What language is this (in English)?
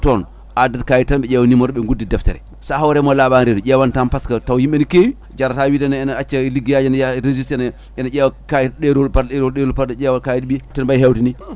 Fula